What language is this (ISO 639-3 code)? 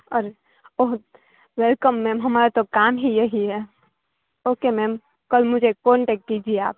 guj